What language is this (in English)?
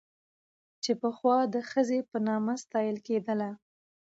Pashto